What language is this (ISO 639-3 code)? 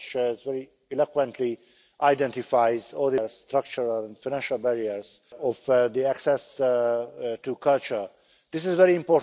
ces